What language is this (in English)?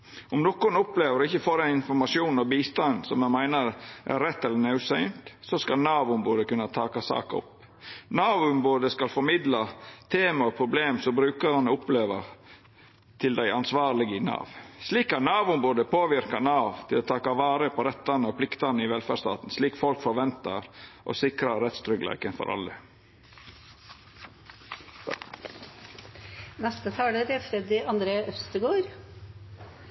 Norwegian